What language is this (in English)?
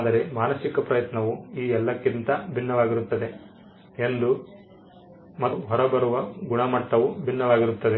Kannada